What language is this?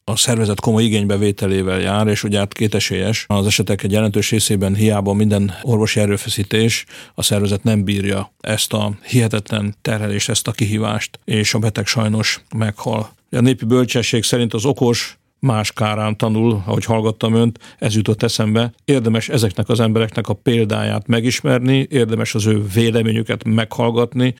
Hungarian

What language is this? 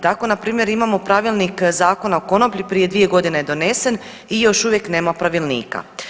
Croatian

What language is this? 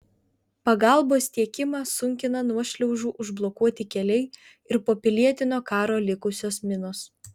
Lithuanian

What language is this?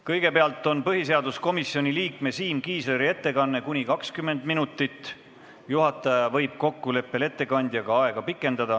Estonian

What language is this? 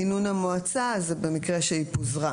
Hebrew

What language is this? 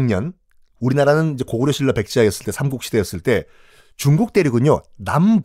Korean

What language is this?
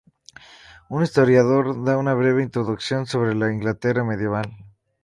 Spanish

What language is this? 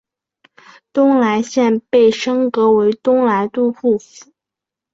Chinese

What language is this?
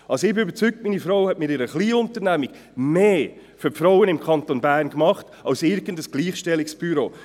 Swiss German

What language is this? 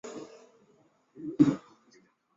Chinese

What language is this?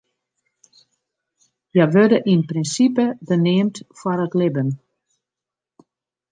Western Frisian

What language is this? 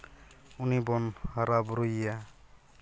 Santali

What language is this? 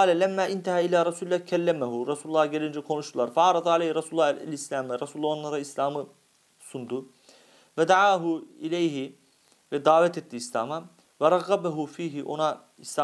Turkish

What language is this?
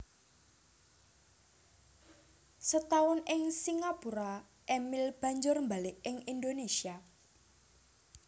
Javanese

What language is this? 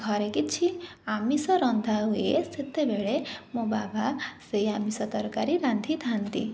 Odia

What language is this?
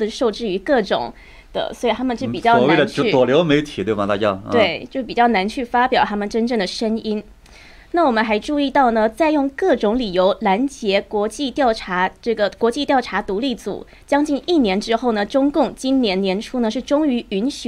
Chinese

